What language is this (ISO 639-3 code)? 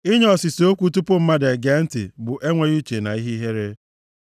ibo